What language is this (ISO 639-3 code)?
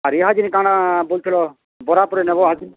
ori